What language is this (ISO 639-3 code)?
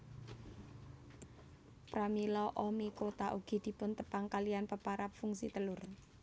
jav